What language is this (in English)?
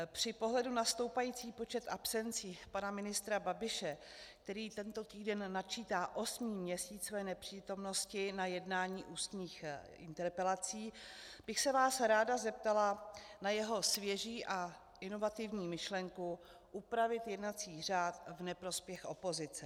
Czech